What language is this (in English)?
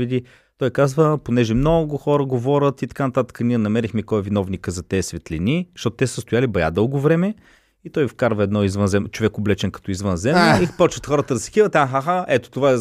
Bulgarian